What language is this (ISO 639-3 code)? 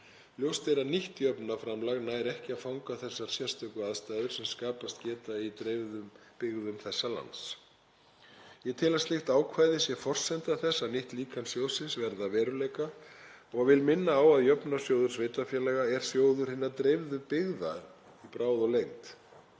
isl